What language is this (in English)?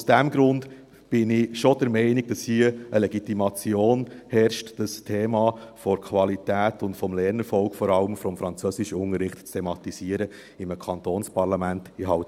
Swiss German